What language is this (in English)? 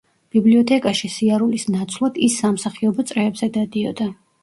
Georgian